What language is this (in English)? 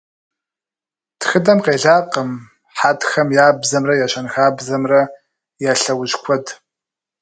Kabardian